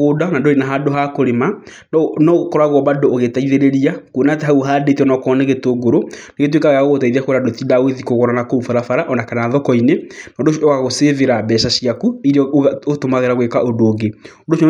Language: Kikuyu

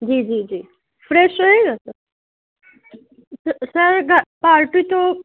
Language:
Urdu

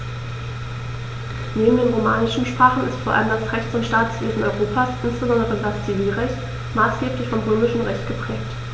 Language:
German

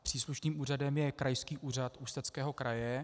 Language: Czech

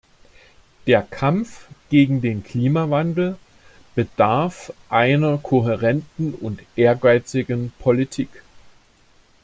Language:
German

